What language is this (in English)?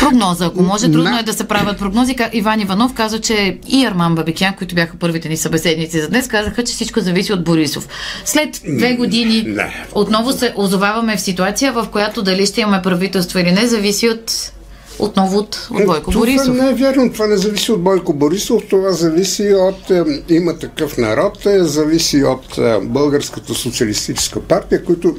Bulgarian